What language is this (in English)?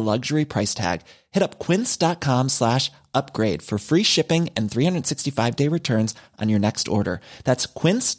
Filipino